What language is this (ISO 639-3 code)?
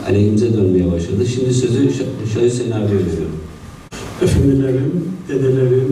tur